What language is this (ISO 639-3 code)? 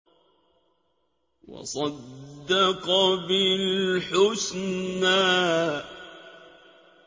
ara